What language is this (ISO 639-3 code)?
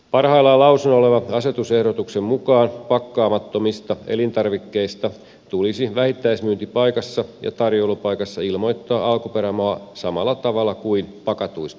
fin